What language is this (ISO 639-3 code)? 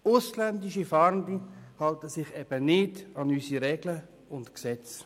gsw